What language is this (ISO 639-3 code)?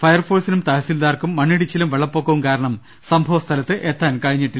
mal